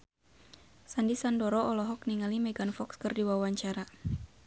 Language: Sundanese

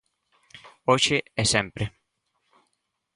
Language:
Galician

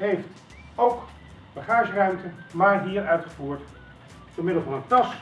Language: Dutch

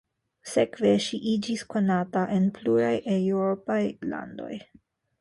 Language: Esperanto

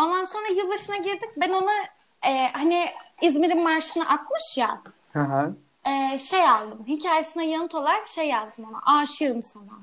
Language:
Turkish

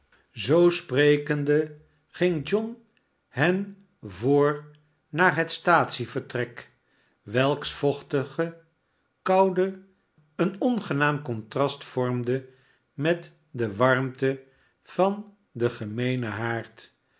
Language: Dutch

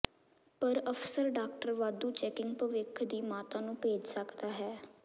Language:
Punjabi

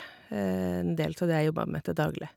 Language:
Norwegian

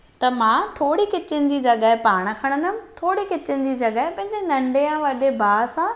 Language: Sindhi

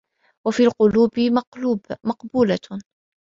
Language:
Arabic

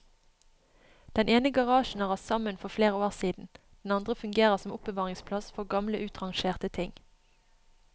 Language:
Norwegian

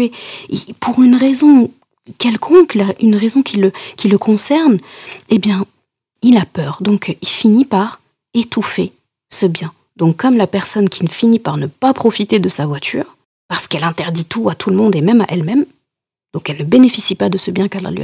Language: French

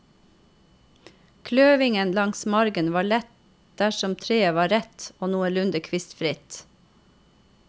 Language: Norwegian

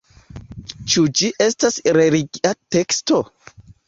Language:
Esperanto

